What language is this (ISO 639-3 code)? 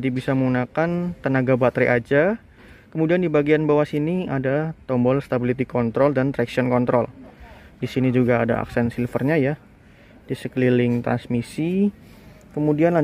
ind